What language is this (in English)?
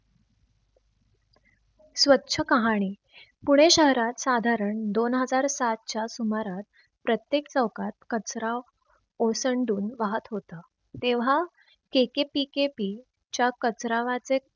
Marathi